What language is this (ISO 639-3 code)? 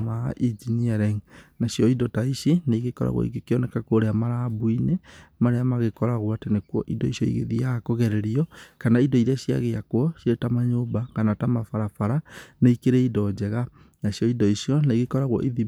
kik